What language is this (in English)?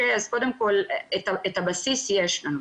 Hebrew